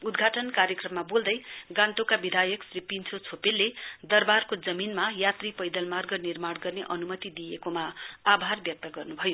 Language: Nepali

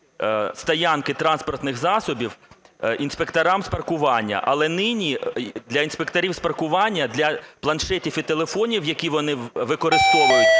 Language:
Ukrainian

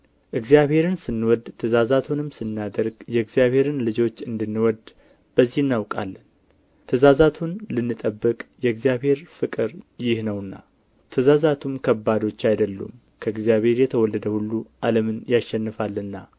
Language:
Amharic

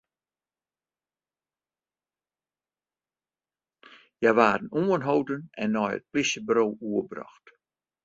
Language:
Western Frisian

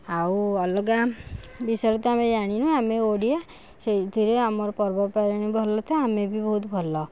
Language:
Odia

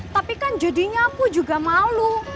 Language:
Indonesian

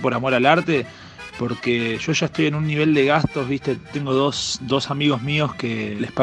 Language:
Spanish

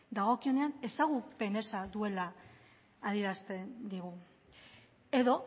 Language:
Basque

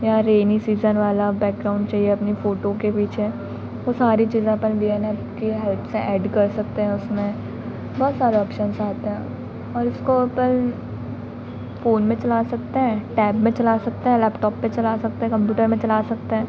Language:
Hindi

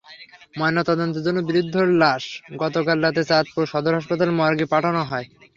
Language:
Bangla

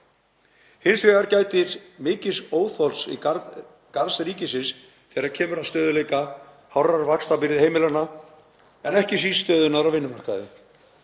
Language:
Icelandic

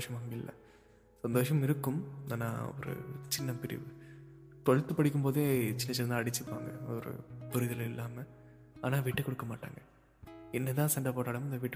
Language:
Tamil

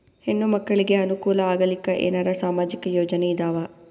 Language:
Kannada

